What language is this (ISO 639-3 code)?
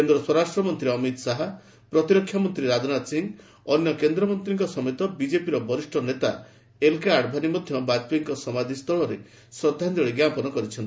ori